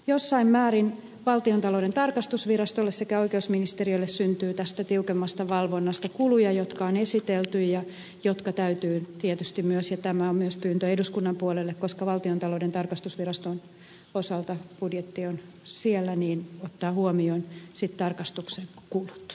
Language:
Finnish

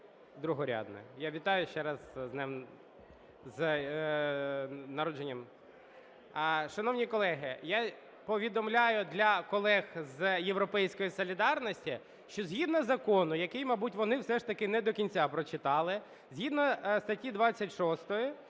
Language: Ukrainian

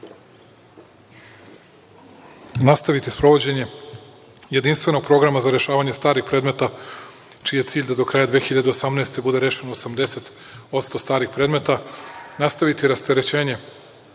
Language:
Serbian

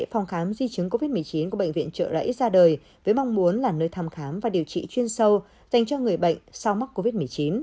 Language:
Vietnamese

